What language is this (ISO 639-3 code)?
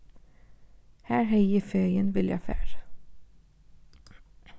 fao